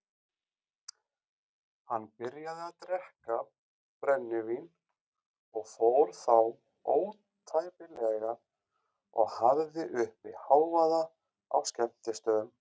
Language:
Icelandic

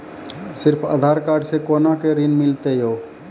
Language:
Maithili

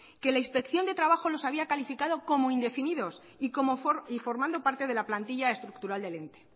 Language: Spanish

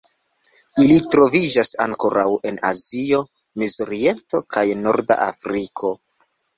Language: Esperanto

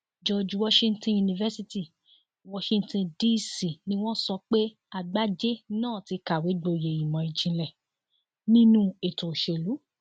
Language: Yoruba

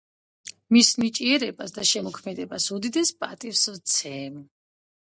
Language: Georgian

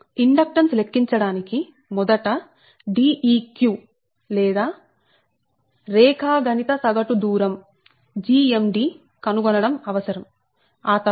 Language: Telugu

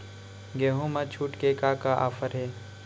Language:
Chhattisgarhi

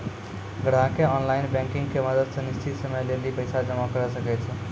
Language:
Maithili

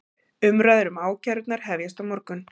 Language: Icelandic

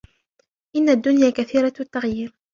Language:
Arabic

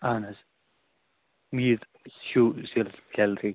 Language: Kashmiri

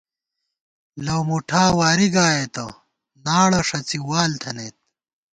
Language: Gawar-Bati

